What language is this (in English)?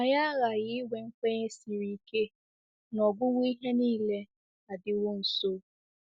Igbo